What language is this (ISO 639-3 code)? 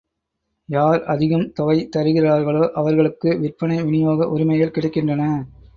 tam